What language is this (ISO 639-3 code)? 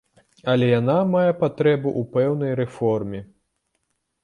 bel